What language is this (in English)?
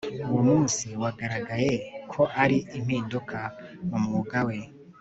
Kinyarwanda